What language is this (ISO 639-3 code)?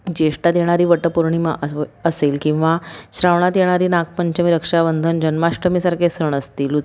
mar